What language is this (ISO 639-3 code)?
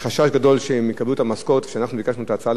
heb